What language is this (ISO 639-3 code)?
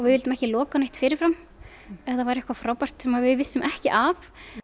isl